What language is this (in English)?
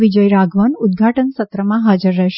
Gujarati